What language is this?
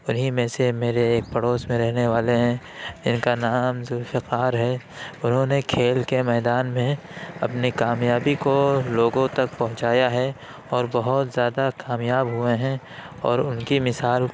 Urdu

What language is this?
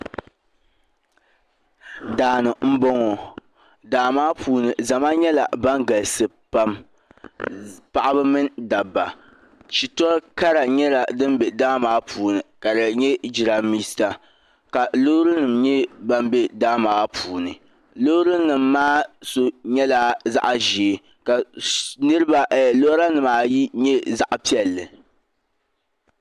Dagbani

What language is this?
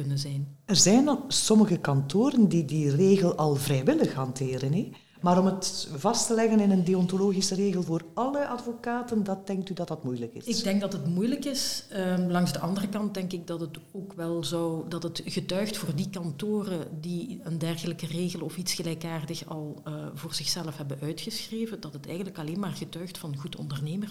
Dutch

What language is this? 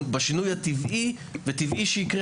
Hebrew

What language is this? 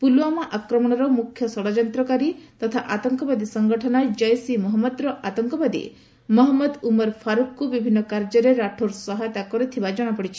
Odia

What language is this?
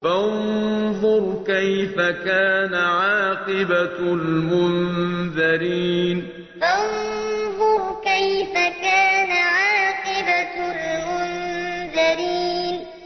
Arabic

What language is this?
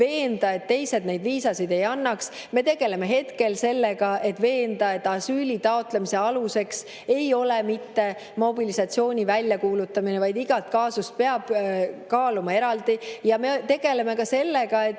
Estonian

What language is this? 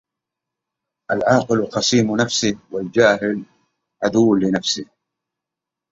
Arabic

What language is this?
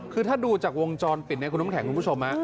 Thai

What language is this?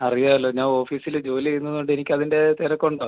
Malayalam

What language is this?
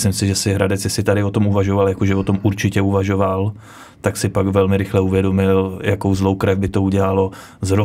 Czech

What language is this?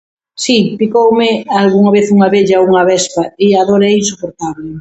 Galician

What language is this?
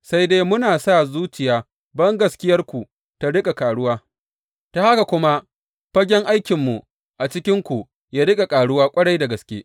Hausa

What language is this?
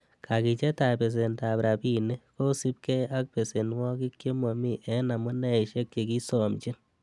Kalenjin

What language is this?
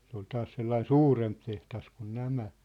Finnish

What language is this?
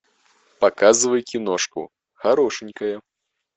Russian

